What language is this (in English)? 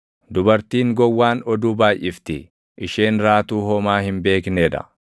Oromo